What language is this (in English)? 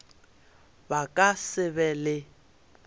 Northern Sotho